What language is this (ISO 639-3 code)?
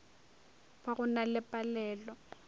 nso